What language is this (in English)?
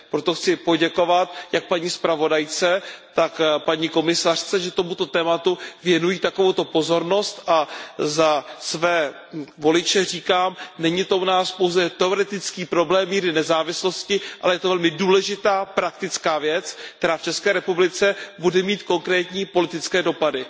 Czech